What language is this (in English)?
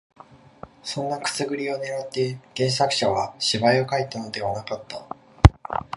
Japanese